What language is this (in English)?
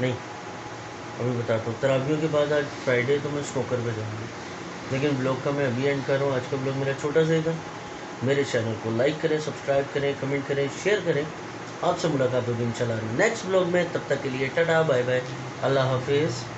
Hindi